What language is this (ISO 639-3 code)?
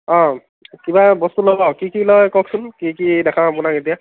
asm